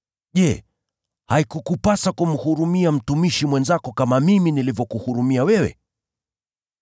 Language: Swahili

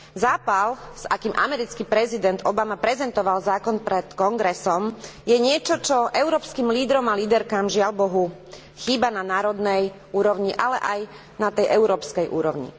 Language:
Slovak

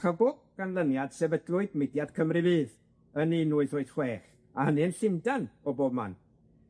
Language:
Welsh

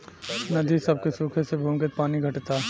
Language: Bhojpuri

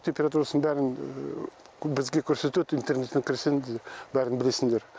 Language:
Kazakh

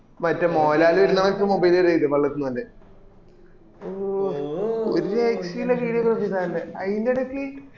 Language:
Malayalam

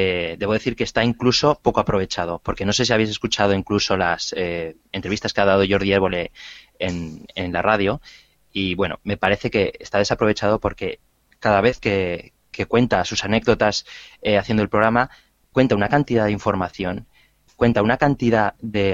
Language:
Spanish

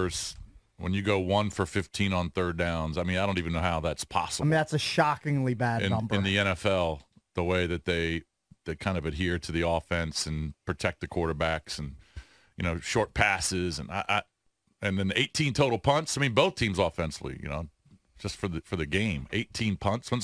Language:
English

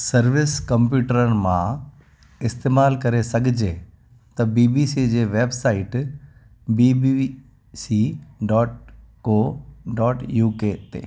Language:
Sindhi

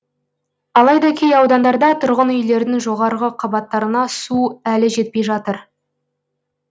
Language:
Kazakh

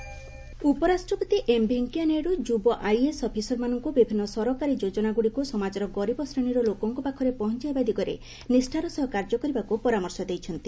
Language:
Odia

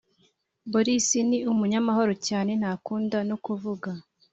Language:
Kinyarwanda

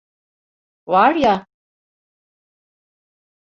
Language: Turkish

